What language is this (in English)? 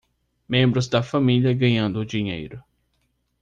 Portuguese